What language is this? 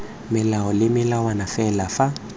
Tswana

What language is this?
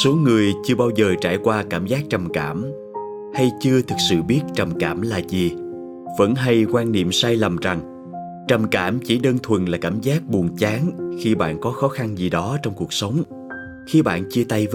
Vietnamese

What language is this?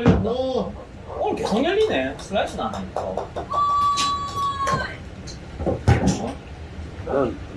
Korean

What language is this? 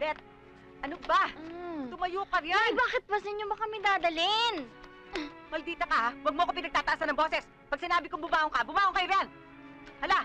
Filipino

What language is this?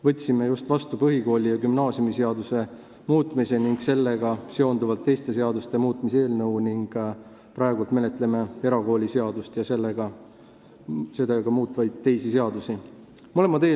Estonian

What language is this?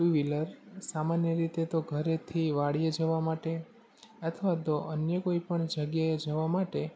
Gujarati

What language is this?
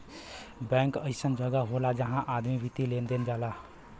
Bhojpuri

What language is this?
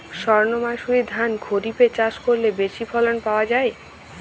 Bangla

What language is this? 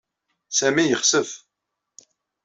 Kabyle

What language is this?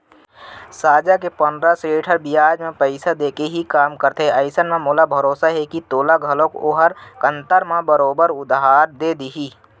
Chhattisgarhi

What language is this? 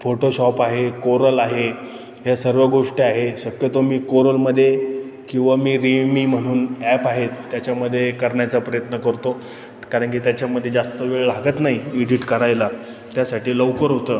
Marathi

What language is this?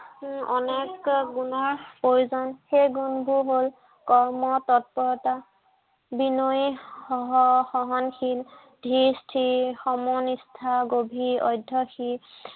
Assamese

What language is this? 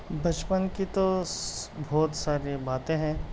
Urdu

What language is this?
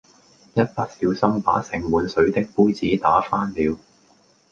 Cantonese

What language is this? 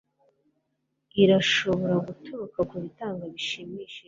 Kinyarwanda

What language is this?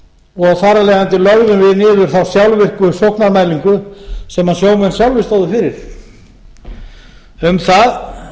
Icelandic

